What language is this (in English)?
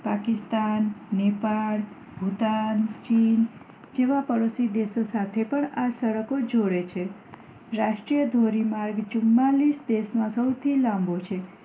Gujarati